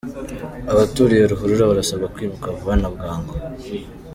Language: Kinyarwanda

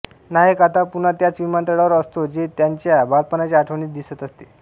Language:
Marathi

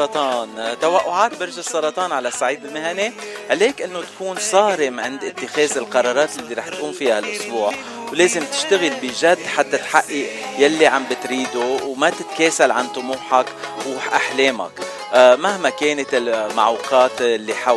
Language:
Arabic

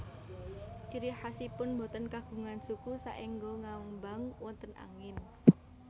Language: Javanese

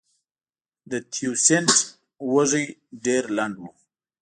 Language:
Pashto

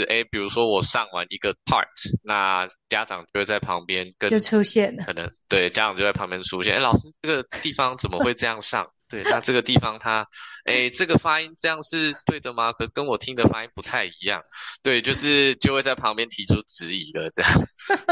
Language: Chinese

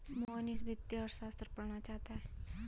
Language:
Hindi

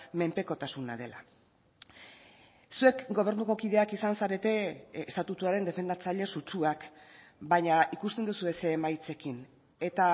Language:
Basque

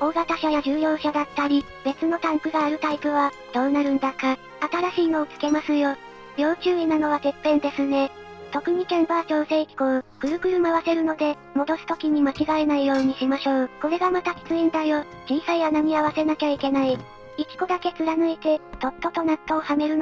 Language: Japanese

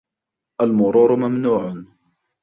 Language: Arabic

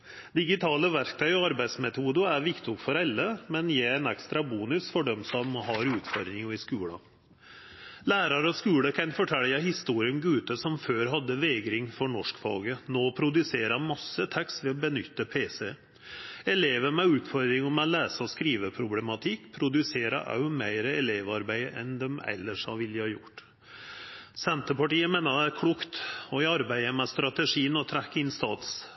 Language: Norwegian Nynorsk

